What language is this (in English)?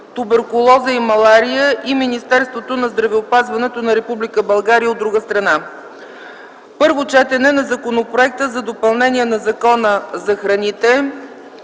Bulgarian